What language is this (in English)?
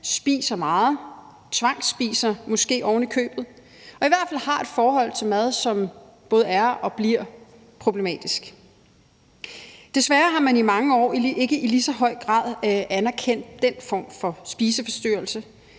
Danish